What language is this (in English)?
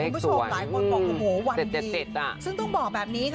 Thai